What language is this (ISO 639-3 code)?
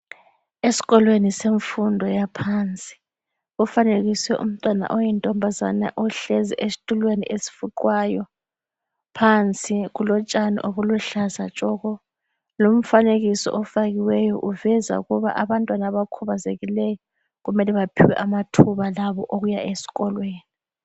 nde